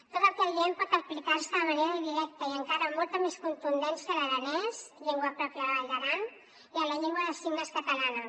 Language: Catalan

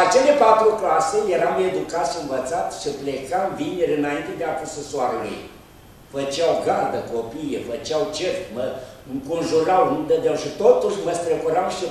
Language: Romanian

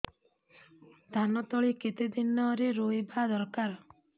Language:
Odia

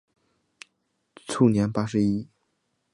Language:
Chinese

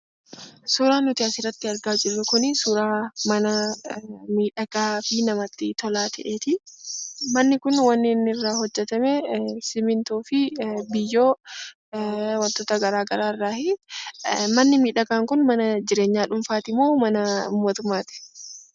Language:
Oromo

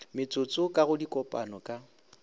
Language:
Northern Sotho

